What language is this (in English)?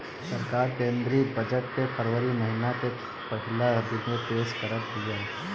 Bhojpuri